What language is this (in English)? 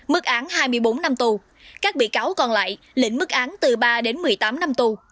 Vietnamese